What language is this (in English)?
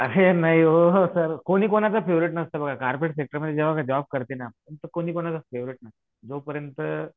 Marathi